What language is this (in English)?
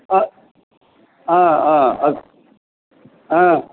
Sanskrit